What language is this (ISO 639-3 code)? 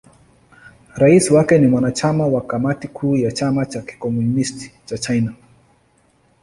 swa